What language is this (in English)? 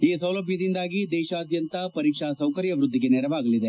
Kannada